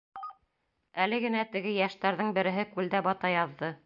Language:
Bashkir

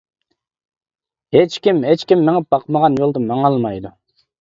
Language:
Uyghur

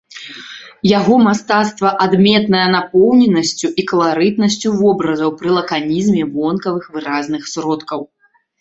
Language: Belarusian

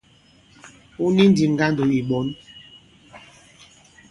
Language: Bankon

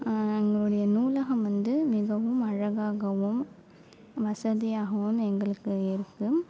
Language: Tamil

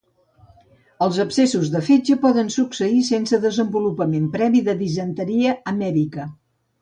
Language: Catalan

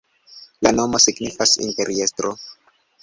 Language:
Esperanto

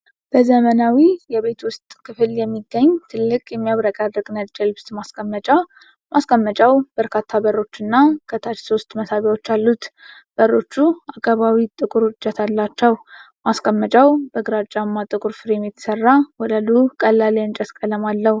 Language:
Amharic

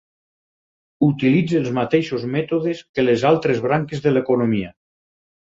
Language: Catalan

